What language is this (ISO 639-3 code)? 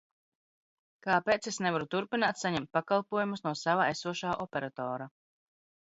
lav